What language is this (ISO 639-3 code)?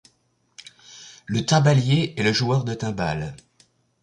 fra